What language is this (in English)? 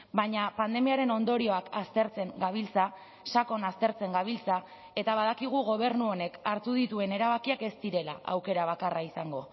Basque